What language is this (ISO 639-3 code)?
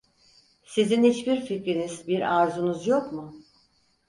tur